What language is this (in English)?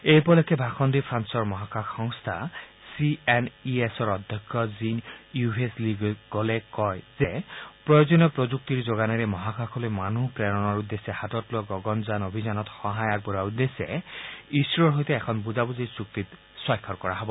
Assamese